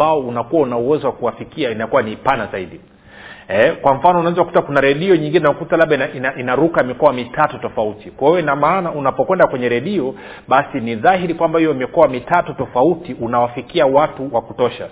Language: Swahili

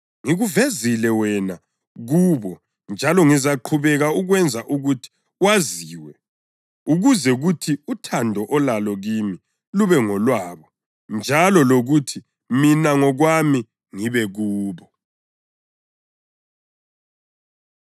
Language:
North Ndebele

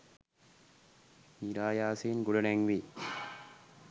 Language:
Sinhala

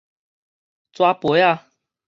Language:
Min Nan Chinese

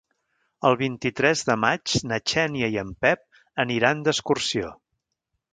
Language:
Catalan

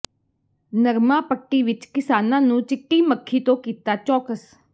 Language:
Punjabi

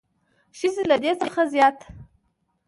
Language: Pashto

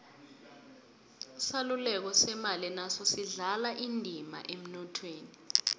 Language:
South Ndebele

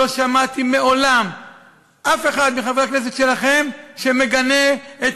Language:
Hebrew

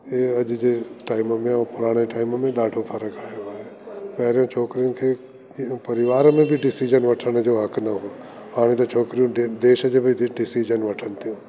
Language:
Sindhi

